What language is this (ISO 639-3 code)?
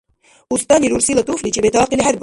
dar